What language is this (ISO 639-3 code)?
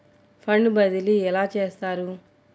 tel